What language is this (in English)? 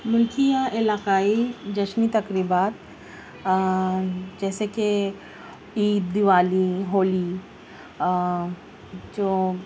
Urdu